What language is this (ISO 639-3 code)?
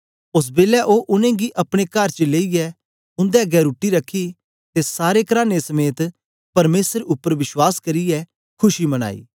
doi